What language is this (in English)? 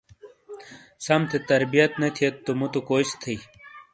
Shina